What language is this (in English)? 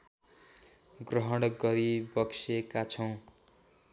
Nepali